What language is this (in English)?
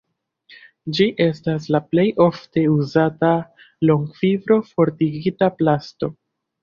Esperanto